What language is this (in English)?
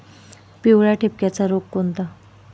Marathi